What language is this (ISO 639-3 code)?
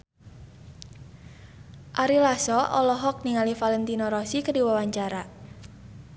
sun